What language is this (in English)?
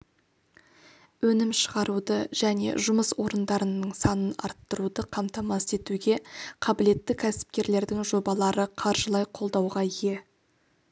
Kazakh